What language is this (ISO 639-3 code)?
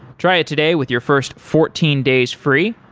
eng